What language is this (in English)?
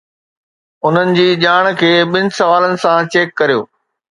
Sindhi